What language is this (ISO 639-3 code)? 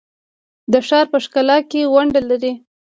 pus